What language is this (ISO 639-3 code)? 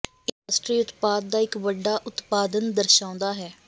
pan